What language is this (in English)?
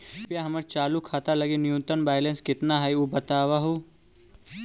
Magahi